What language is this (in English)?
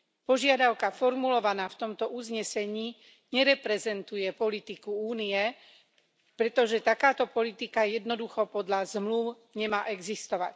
Slovak